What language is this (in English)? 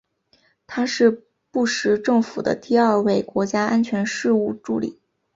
Chinese